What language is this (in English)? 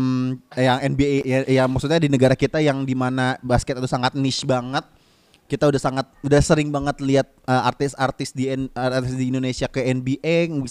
Indonesian